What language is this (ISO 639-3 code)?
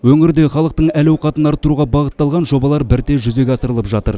kaz